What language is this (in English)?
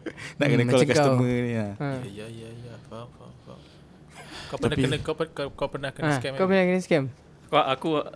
Malay